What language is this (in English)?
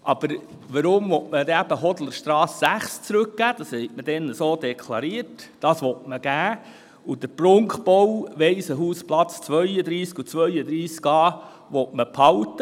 Swiss German